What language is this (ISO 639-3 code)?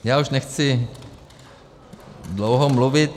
ces